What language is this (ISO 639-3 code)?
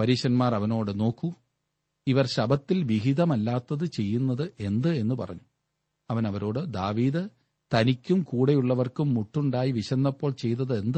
mal